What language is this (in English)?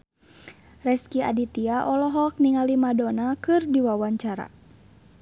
Sundanese